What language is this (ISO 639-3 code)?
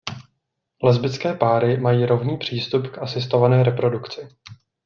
ces